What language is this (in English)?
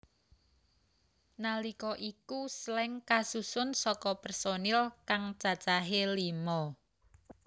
Javanese